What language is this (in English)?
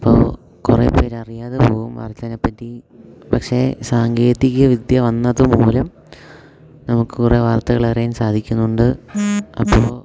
Malayalam